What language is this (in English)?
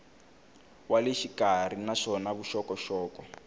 Tsonga